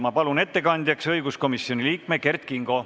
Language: Estonian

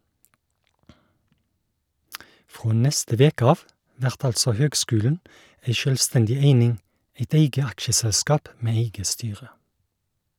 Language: Norwegian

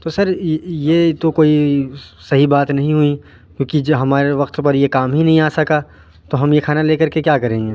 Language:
Urdu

